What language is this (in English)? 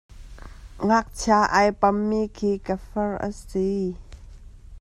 Hakha Chin